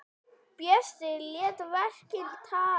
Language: Icelandic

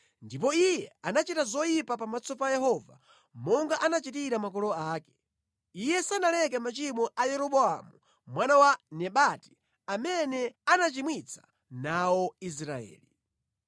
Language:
Nyanja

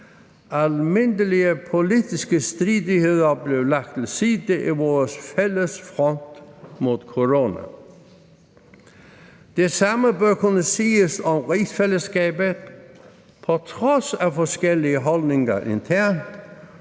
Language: Danish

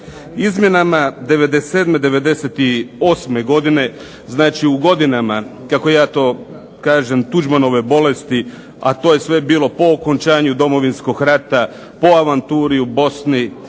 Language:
Croatian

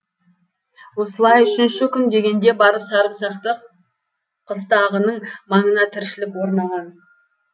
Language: Kazakh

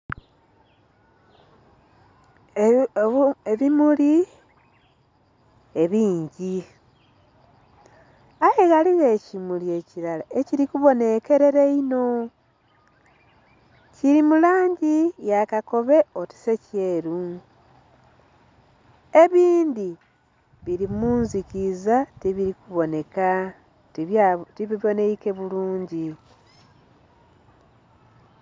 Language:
Soga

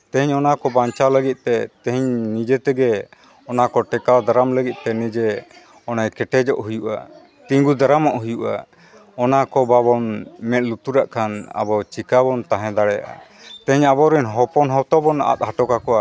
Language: Santali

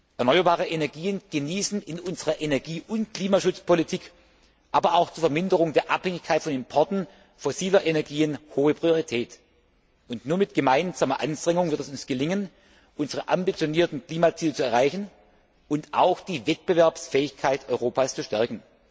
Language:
German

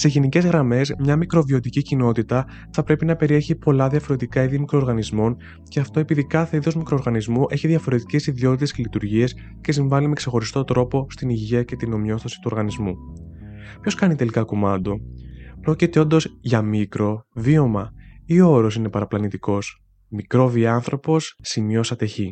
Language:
Greek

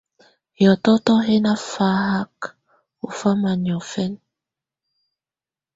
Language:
Tunen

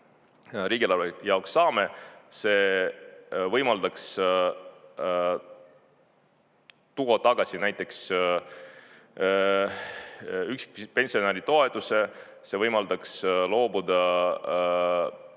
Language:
Estonian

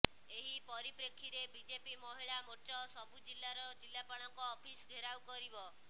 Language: Odia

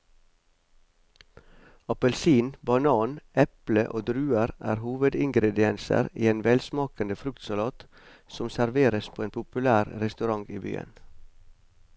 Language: Norwegian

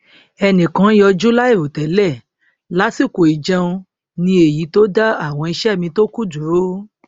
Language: Yoruba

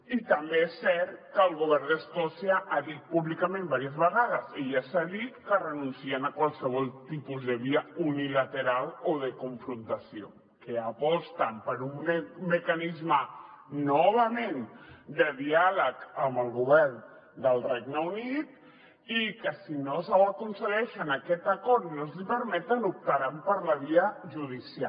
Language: Catalan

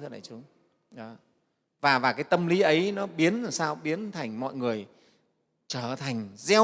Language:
Vietnamese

